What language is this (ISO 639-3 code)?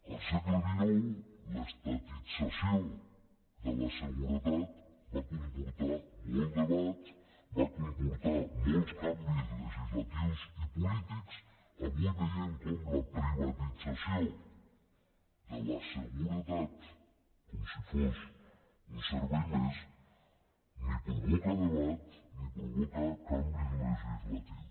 cat